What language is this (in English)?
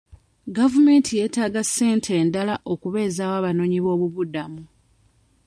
Ganda